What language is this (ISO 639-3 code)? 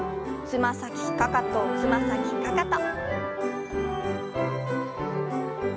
jpn